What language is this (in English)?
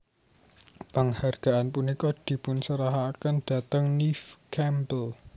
Javanese